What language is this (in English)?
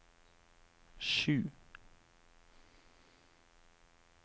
Norwegian